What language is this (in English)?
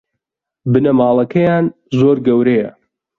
Central Kurdish